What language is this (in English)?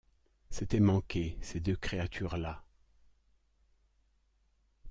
French